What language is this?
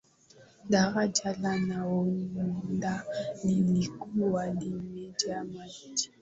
Swahili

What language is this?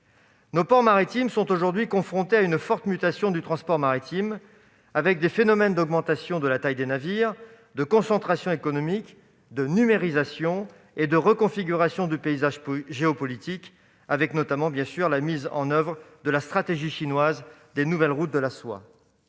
French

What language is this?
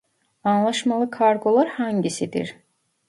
Turkish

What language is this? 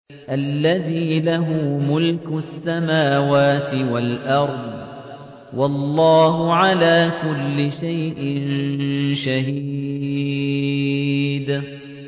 Arabic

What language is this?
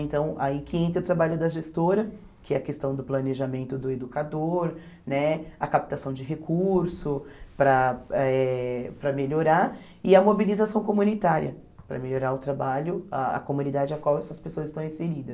Portuguese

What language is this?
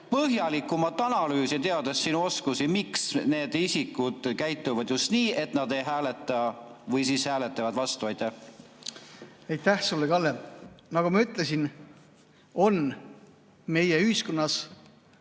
Estonian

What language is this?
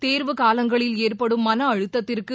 Tamil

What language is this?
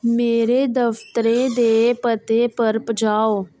Dogri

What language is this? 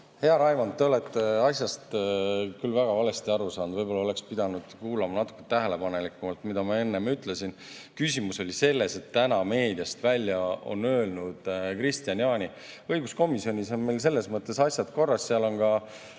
Estonian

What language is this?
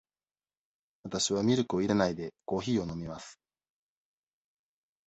Japanese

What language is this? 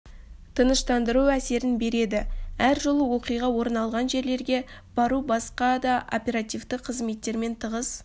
Kazakh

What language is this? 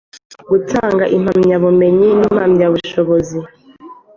Kinyarwanda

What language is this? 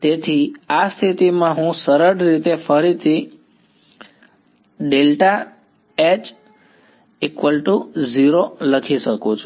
Gujarati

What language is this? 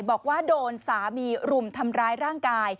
Thai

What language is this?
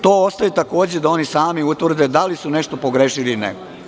Serbian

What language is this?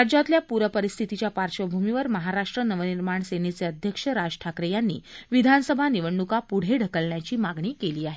Marathi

